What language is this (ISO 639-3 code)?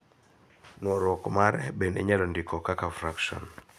luo